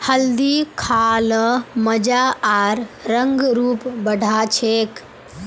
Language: Magahi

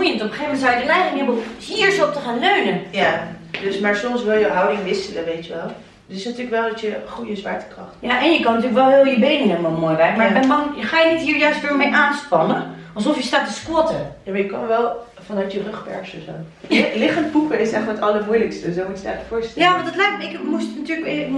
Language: Dutch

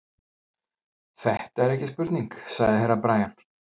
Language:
Icelandic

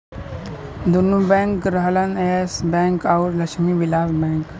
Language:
Bhojpuri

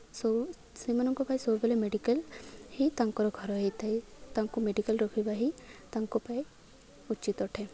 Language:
Odia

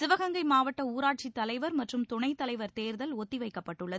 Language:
Tamil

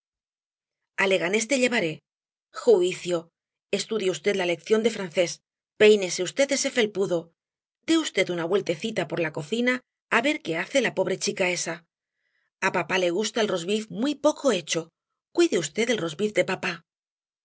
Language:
Spanish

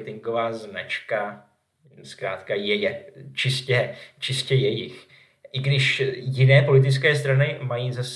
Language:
Czech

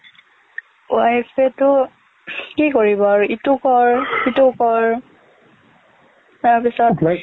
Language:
Assamese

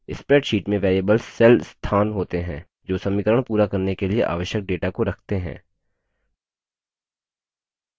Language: Hindi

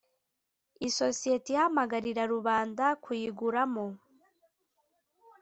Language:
Kinyarwanda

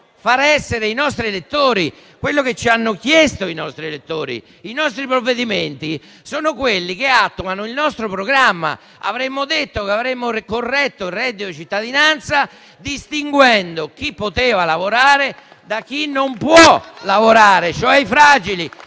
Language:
Italian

